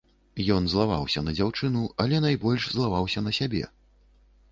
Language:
Belarusian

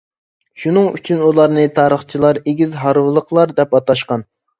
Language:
Uyghur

